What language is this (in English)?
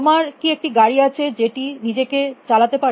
Bangla